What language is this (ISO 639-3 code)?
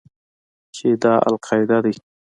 pus